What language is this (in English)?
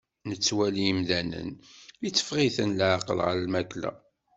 Kabyle